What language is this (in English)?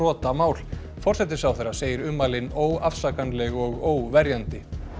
Icelandic